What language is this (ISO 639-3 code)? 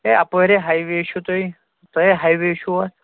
kas